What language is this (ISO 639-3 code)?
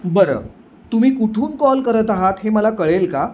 mar